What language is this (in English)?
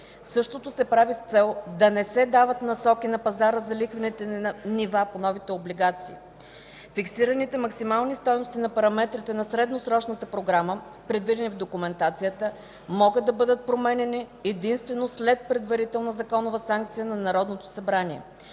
Bulgarian